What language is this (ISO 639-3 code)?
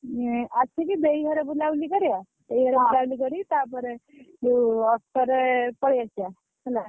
ori